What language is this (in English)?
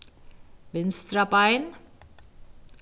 Faroese